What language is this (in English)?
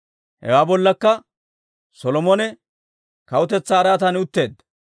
Dawro